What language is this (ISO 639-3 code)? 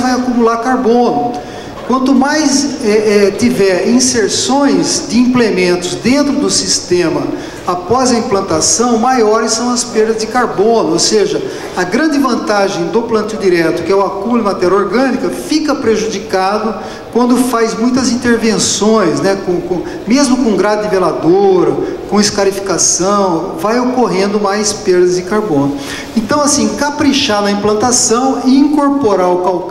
por